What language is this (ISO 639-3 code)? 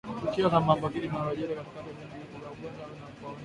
swa